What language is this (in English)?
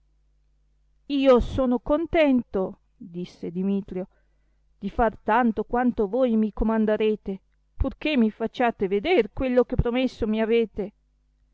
Italian